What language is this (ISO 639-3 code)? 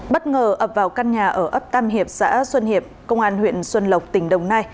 vie